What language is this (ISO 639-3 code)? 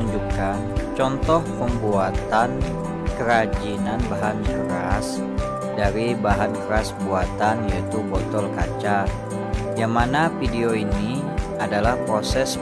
ind